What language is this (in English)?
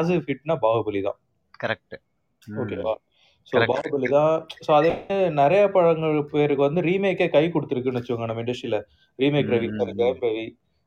Tamil